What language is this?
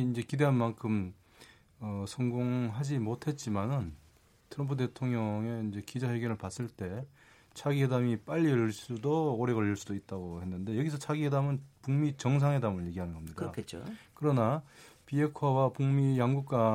Korean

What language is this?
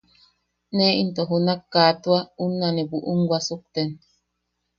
Yaqui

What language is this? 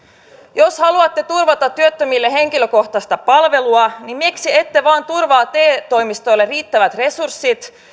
Finnish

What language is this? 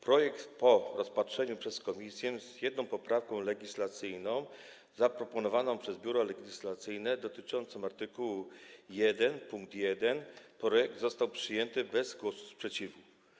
Polish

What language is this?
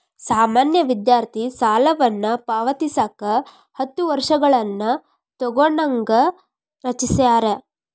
Kannada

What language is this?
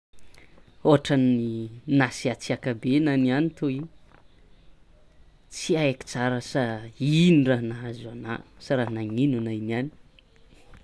Tsimihety Malagasy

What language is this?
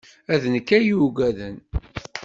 Kabyle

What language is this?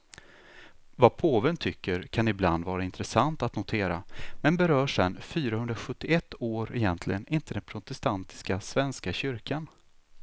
Swedish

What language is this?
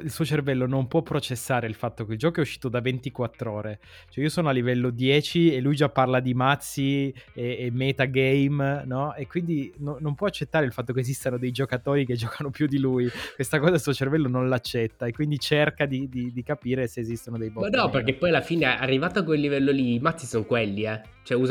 Italian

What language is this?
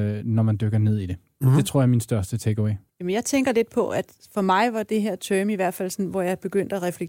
Danish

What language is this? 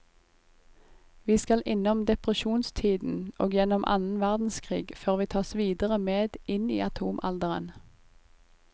Norwegian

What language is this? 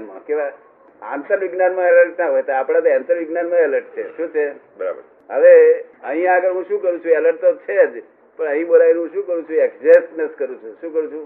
Gujarati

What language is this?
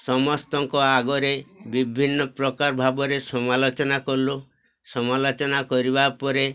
Odia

